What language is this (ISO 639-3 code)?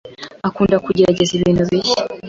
kin